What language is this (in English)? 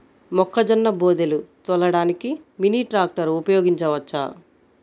Telugu